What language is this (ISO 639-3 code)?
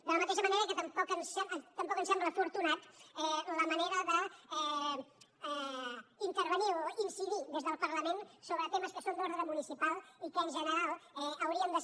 cat